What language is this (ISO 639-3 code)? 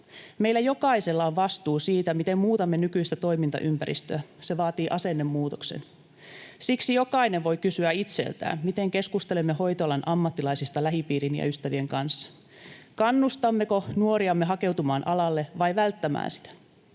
fin